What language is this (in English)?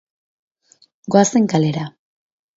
Basque